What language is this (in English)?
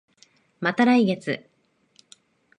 Japanese